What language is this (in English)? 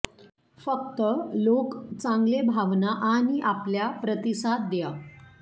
Marathi